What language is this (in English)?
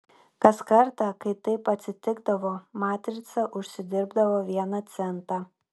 Lithuanian